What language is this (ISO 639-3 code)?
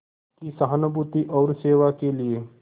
hin